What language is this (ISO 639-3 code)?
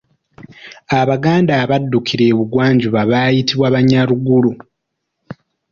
lug